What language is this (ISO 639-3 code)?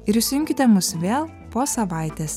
lit